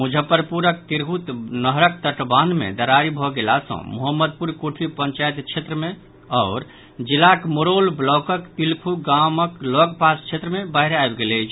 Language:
Maithili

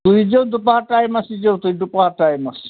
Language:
Kashmiri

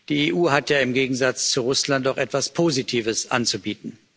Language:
German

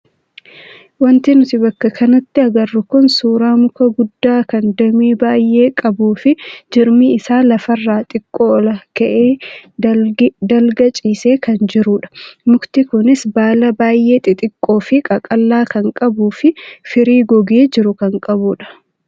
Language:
Oromo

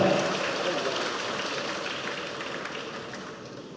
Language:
Indonesian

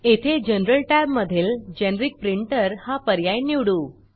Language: Marathi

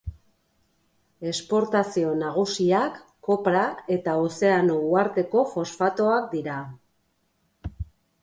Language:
Basque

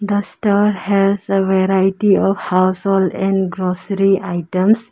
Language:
English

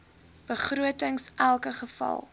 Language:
Afrikaans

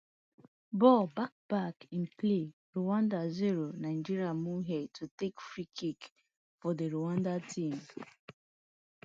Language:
Nigerian Pidgin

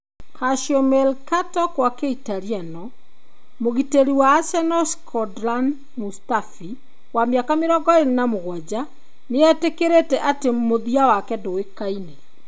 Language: Kikuyu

